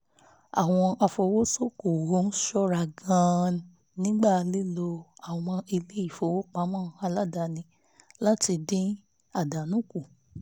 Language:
Yoruba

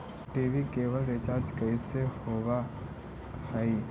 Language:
Magahi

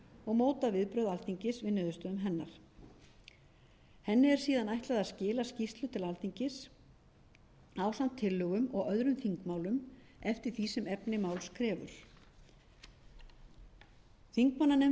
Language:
Icelandic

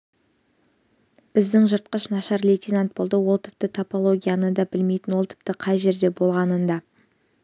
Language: Kazakh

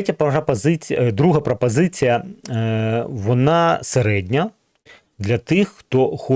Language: Ukrainian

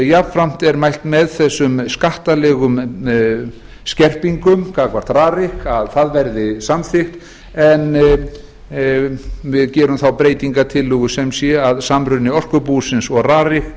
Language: Icelandic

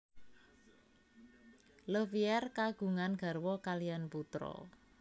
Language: Javanese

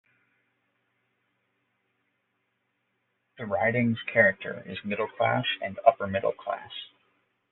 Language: English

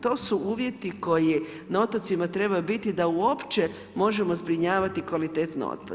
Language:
Croatian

